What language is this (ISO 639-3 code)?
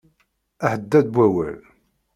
kab